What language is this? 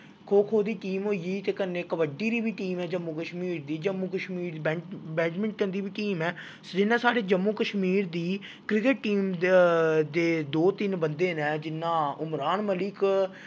Dogri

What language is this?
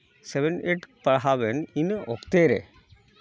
Santali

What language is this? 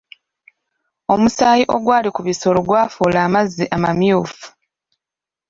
Ganda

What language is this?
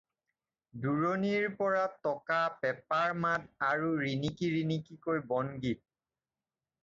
Assamese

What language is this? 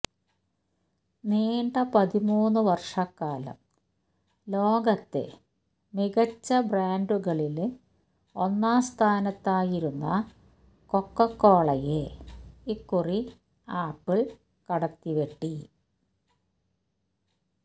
Malayalam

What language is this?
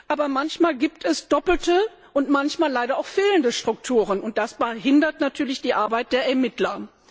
German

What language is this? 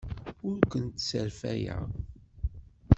Kabyle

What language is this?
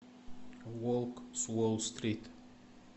Russian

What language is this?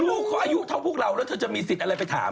Thai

